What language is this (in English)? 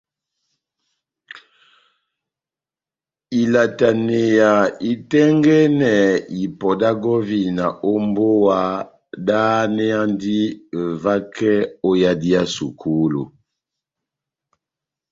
Batanga